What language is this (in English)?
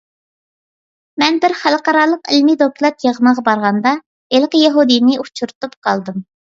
Uyghur